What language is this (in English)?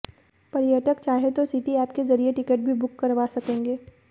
Hindi